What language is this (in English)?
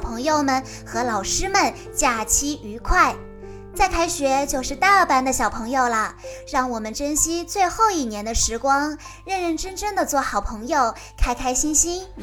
Chinese